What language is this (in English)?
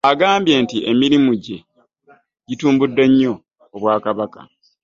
Ganda